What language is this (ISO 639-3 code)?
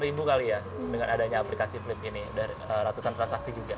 ind